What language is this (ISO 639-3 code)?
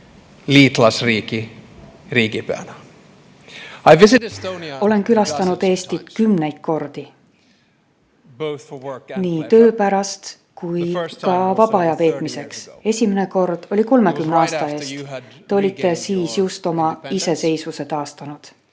est